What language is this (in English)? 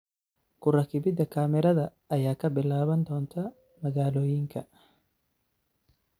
Somali